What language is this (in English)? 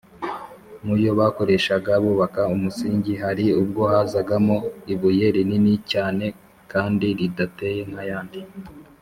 Kinyarwanda